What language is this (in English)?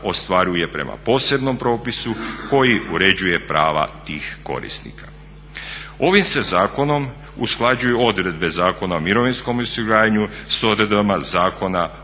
Croatian